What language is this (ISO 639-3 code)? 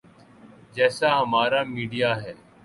urd